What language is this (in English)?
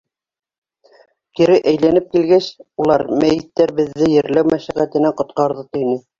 Bashkir